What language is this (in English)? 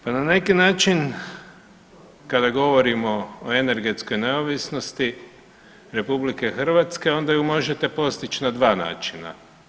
Croatian